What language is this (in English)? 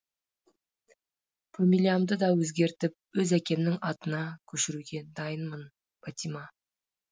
Kazakh